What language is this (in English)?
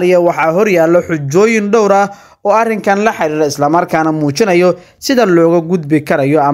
Arabic